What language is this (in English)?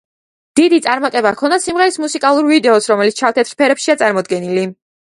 Georgian